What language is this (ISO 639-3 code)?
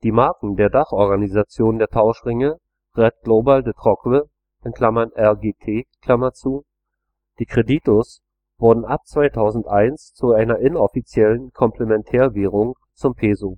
deu